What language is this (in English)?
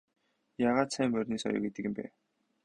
Mongolian